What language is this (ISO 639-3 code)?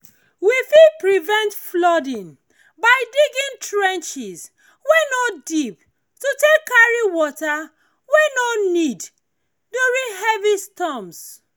pcm